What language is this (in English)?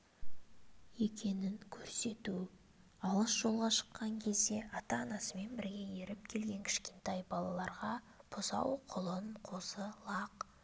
Kazakh